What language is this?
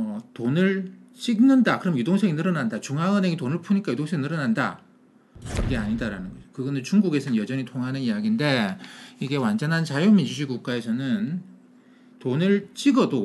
Korean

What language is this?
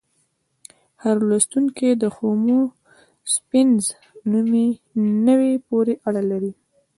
Pashto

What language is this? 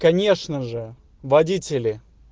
Russian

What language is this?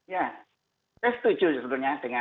Indonesian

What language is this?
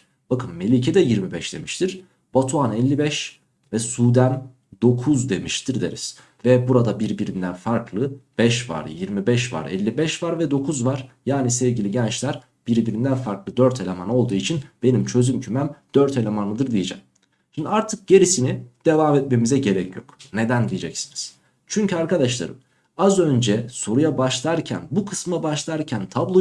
Turkish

